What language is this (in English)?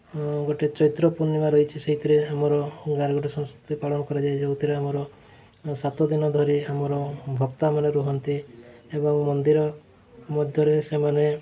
Odia